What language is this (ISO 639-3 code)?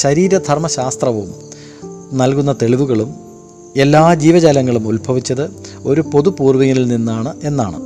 mal